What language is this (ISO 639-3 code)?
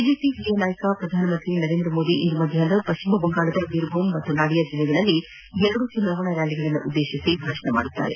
kan